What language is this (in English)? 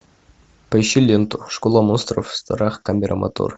Russian